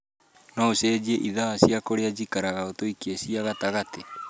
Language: Kikuyu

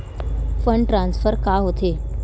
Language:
Chhattisgarhi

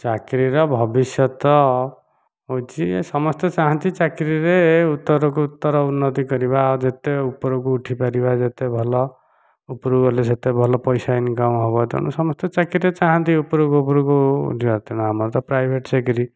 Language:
Odia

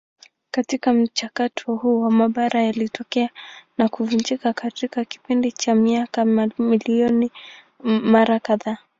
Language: Swahili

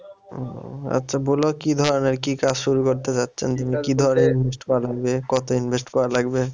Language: Bangla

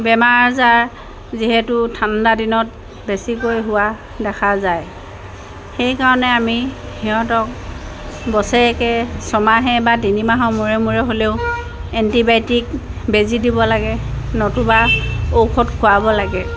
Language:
Assamese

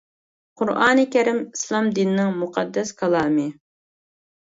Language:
Uyghur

